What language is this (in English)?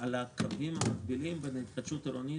Hebrew